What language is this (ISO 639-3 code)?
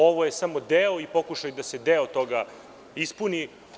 srp